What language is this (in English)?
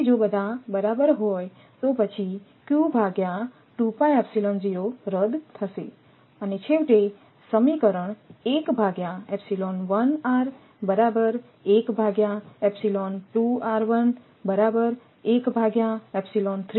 Gujarati